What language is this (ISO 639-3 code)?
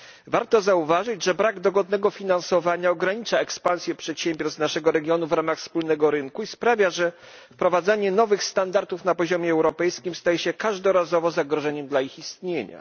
pol